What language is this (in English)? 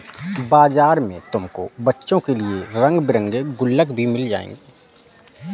Hindi